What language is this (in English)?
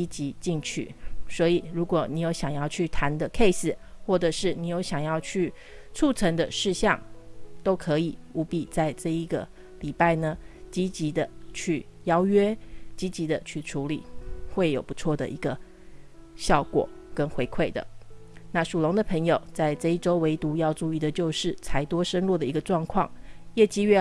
Chinese